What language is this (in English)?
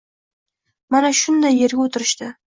Uzbek